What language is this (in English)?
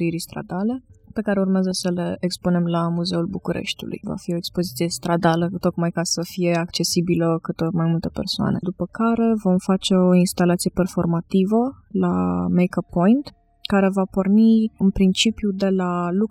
Romanian